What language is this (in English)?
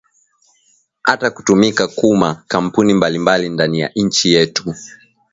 Swahili